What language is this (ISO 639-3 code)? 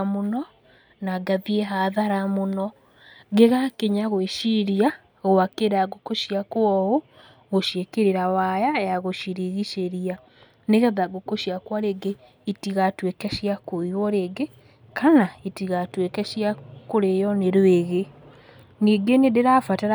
kik